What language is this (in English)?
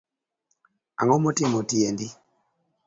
Luo (Kenya and Tanzania)